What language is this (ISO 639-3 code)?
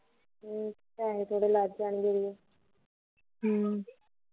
pan